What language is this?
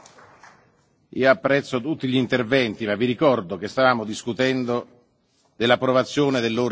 Italian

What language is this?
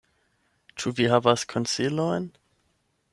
Esperanto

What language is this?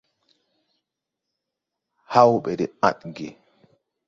Tupuri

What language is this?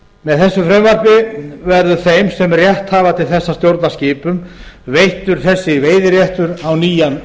Icelandic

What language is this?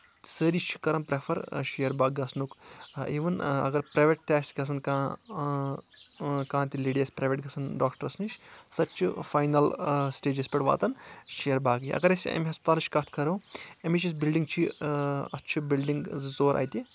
Kashmiri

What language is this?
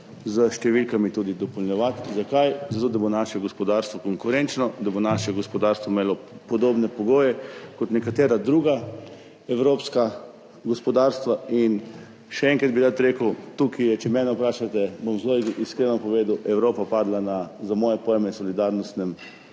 Slovenian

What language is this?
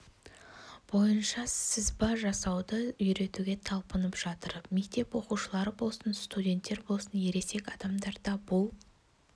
Kazakh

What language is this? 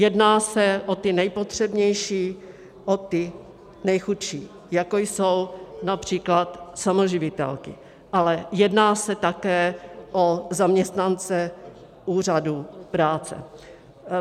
Czech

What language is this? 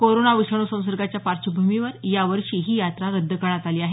Marathi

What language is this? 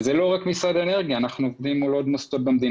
Hebrew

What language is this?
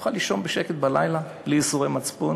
Hebrew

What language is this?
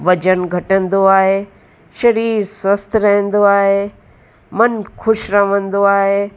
Sindhi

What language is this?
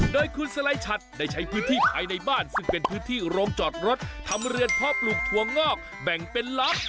Thai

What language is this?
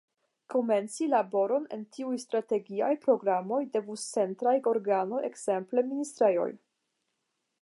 Esperanto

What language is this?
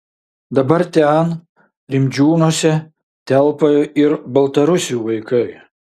Lithuanian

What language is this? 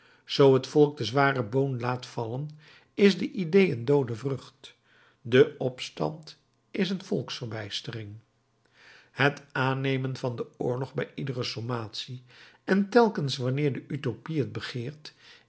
Dutch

